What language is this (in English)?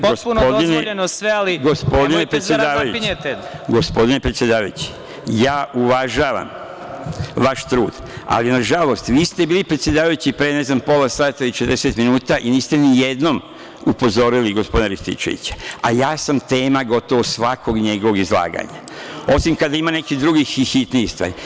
Serbian